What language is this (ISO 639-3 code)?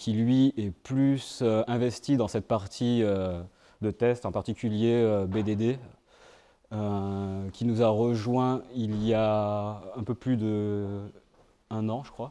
fra